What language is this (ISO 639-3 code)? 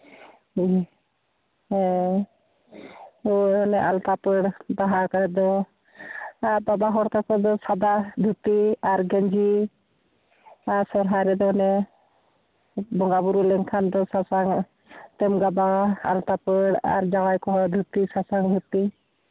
sat